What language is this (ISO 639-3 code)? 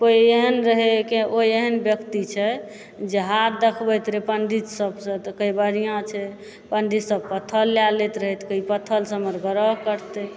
mai